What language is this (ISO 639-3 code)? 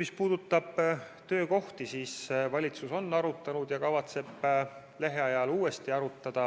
est